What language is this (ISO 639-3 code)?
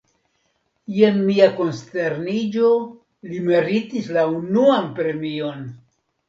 epo